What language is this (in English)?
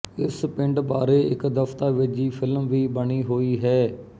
Punjabi